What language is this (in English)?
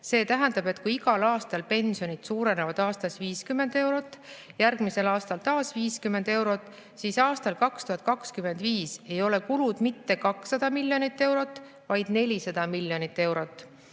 Estonian